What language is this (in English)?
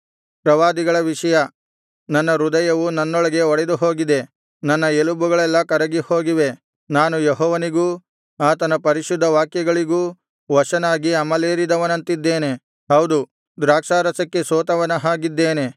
Kannada